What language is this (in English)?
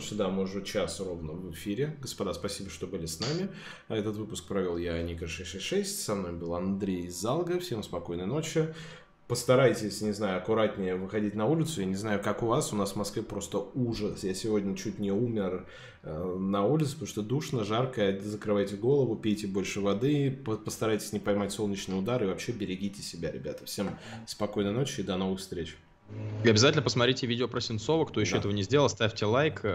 Russian